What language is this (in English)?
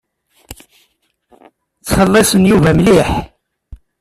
Kabyle